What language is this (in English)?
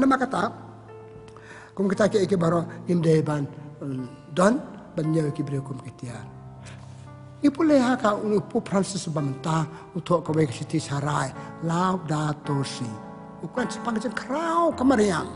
Arabic